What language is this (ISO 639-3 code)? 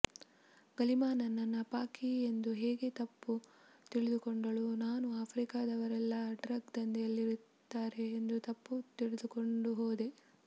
kan